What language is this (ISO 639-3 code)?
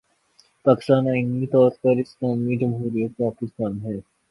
urd